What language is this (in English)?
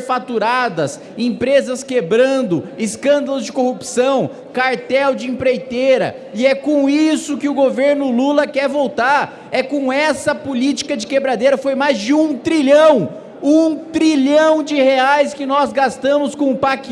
Portuguese